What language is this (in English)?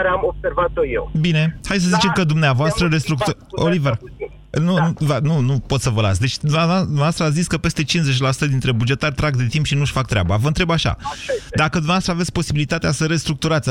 Romanian